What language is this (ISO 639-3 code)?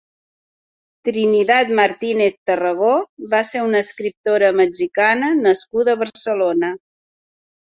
cat